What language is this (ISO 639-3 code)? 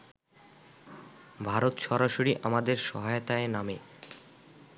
ben